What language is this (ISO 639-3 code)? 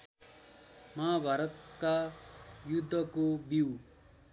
nep